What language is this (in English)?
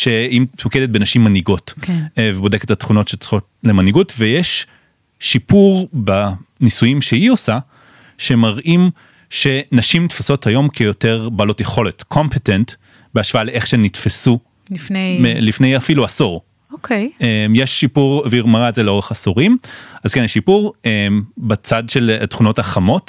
Hebrew